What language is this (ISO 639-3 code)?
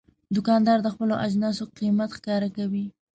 pus